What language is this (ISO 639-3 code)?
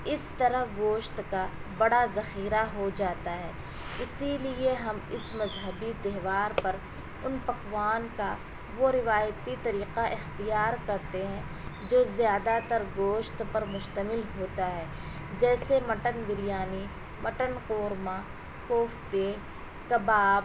urd